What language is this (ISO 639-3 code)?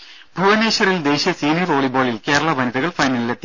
mal